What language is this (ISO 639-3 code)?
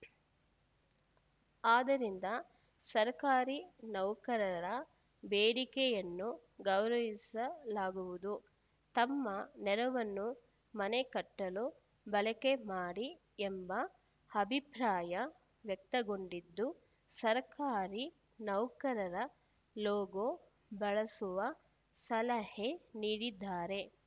kan